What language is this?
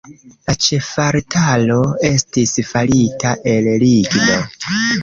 Esperanto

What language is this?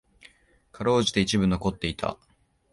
Japanese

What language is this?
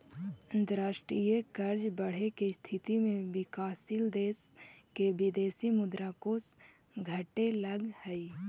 Magahi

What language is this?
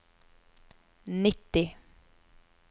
Norwegian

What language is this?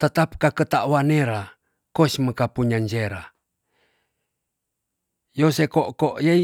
Tonsea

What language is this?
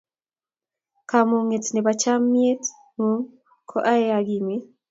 Kalenjin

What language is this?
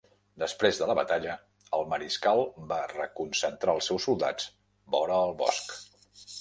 Catalan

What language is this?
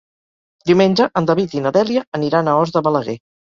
Catalan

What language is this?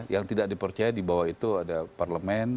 Indonesian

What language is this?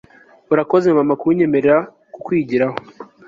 Kinyarwanda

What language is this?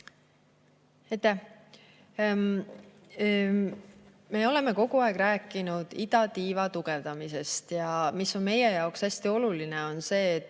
Estonian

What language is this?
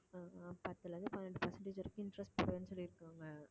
Tamil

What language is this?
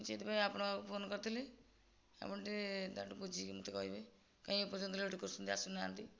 Odia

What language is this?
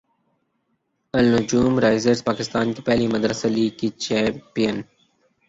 Urdu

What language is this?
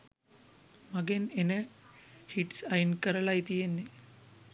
Sinhala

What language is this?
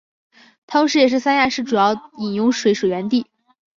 Chinese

